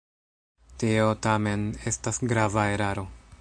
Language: Esperanto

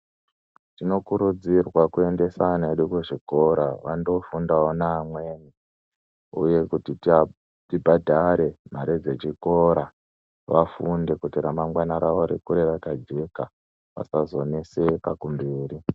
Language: Ndau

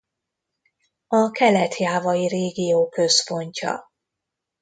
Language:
Hungarian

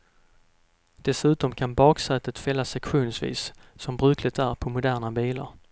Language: Swedish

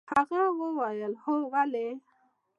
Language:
Pashto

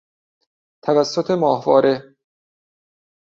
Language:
Persian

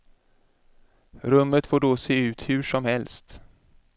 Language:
Swedish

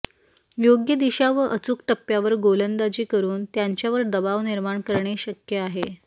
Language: Marathi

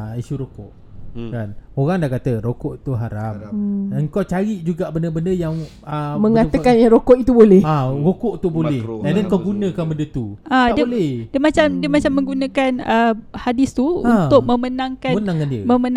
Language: Malay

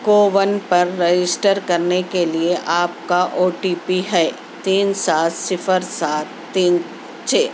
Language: Urdu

